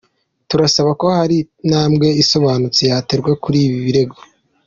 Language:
Kinyarwanda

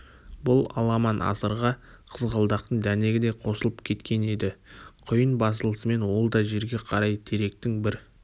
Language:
Kazakh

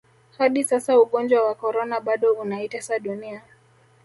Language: Swahili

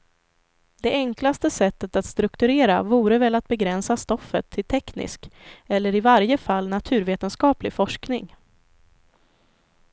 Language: Swedish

